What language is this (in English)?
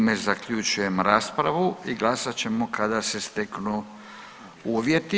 Croatian